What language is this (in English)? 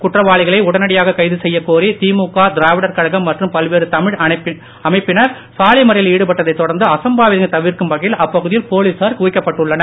Tamil